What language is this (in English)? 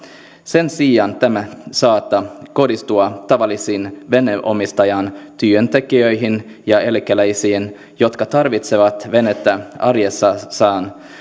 Finnish